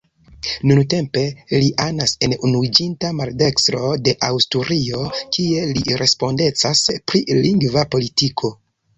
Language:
Esperanto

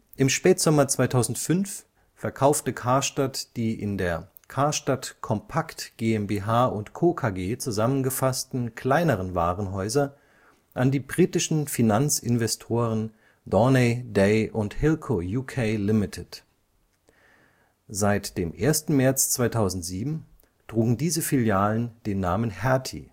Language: German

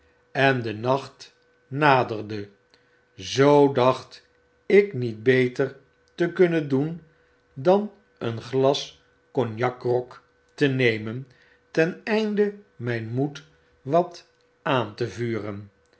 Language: Dutch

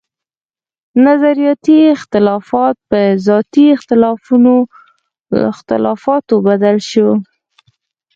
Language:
Pashto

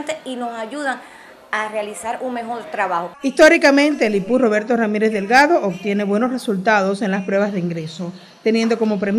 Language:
Spanish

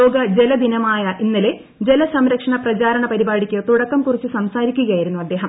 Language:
Malayalam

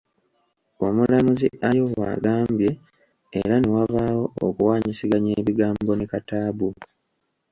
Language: Ganda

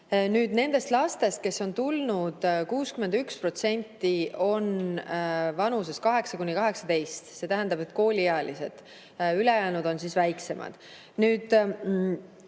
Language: Estonian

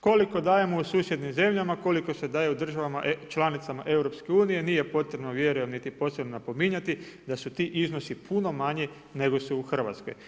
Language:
Croatian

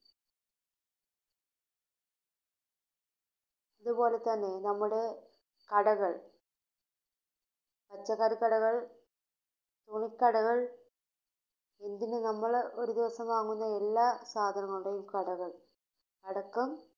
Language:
Malayalam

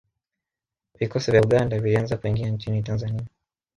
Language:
Swahili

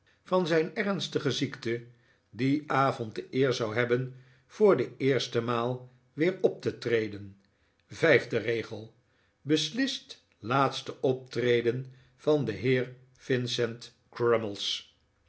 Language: Dutch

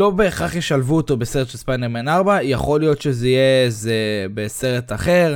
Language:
Hebrew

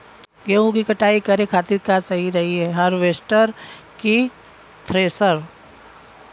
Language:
Bhojpuri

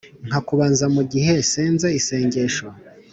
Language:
Kinyarwanda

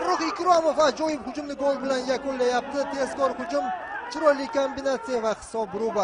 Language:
Turkish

